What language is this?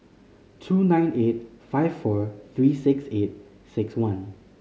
English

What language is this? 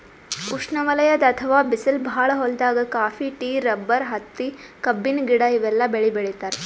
Kannada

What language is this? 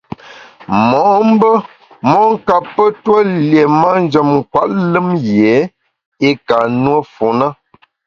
Bamun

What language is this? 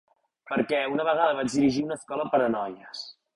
Catalan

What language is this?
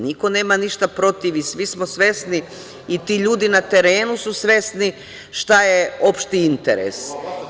Serbian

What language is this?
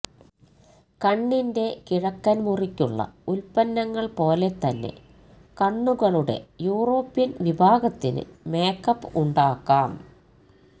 Malayalam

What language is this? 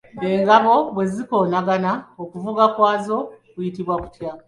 Ganda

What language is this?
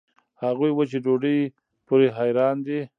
Pashto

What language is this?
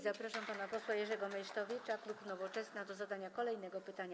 Polish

